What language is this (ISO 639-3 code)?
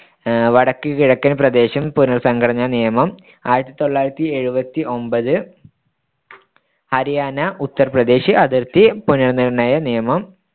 mal